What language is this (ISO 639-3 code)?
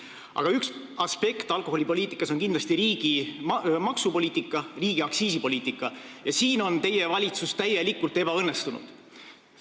est